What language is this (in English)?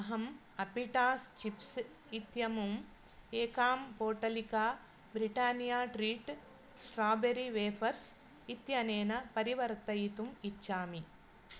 Sanskrit